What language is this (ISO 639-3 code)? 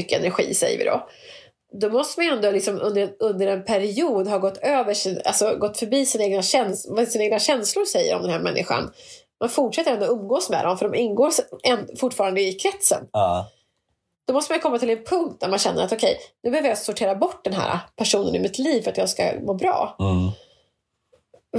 swe